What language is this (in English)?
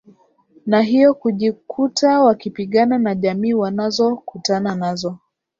Swahili